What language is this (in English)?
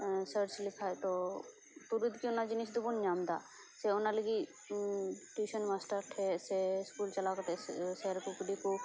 Santali